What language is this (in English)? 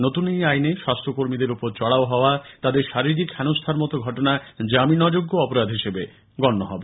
Bangla